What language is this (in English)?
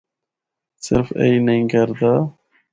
Northern Hindko